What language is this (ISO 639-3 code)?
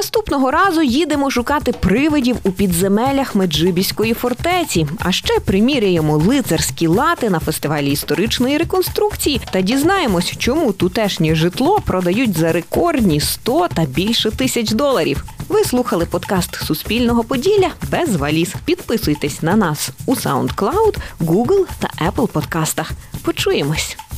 ukr